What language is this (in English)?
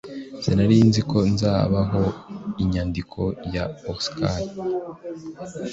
Kinyarwanda